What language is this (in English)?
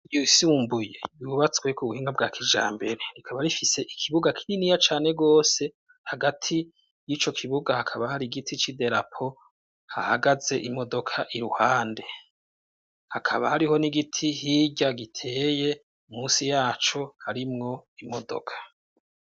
Rundi